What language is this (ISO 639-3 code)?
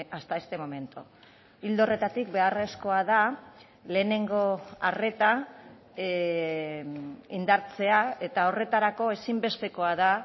eus